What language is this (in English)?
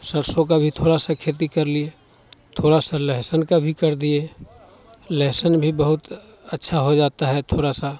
Hindi